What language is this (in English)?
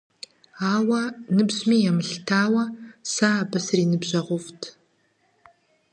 Kabardian